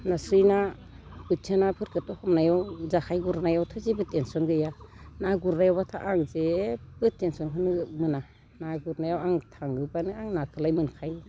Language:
Bodo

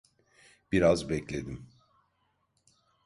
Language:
Turkish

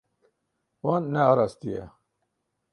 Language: Kurdish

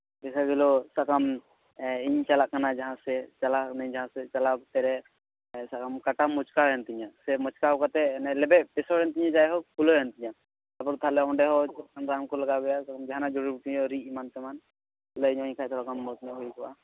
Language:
Santali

